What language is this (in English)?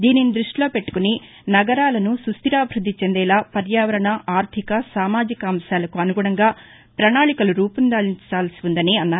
Telugu